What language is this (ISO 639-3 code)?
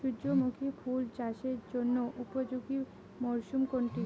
ben